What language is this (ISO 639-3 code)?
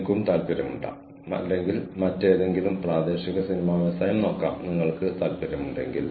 mal